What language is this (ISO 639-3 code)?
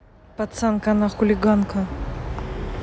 rus